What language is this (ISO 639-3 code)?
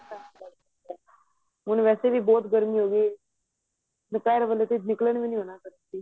pan